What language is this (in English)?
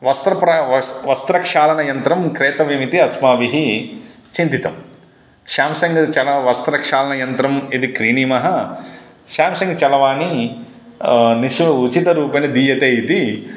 Sanskrit